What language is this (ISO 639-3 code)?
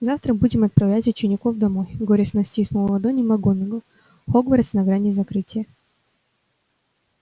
rus